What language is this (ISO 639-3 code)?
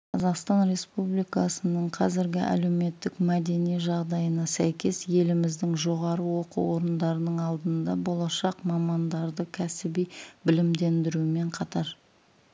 kaz